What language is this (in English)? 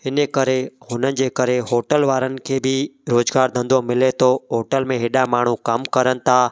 Sindhi